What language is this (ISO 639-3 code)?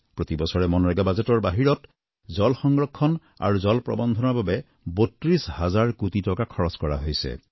asm